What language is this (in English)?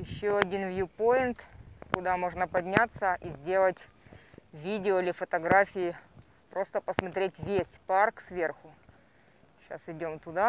Russian